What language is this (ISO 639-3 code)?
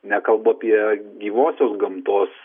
lit